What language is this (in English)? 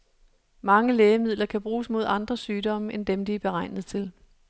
Danish